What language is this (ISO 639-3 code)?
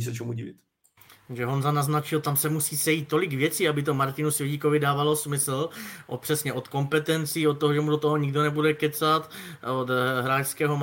ces